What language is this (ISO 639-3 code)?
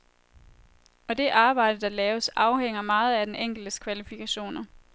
dan